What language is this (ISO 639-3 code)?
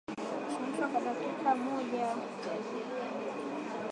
swa